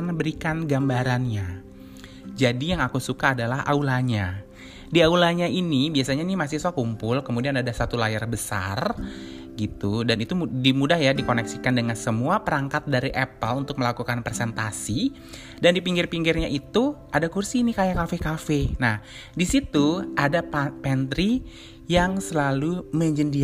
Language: Indonesian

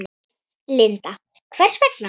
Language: Icelandic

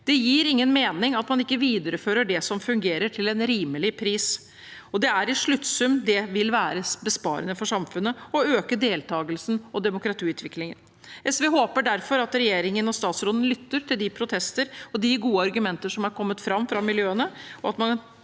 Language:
Norwegian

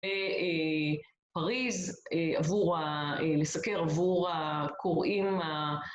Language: Hebrew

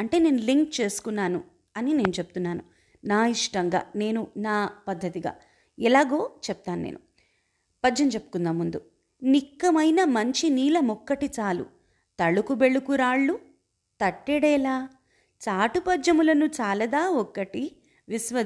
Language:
Telugu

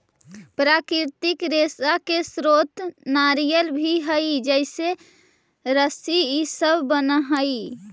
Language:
Magahi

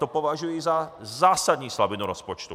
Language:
Czech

